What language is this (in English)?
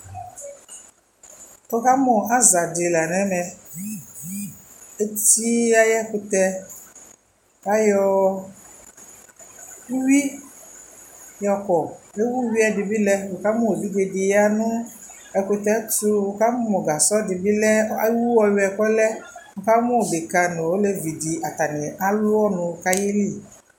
Ikposo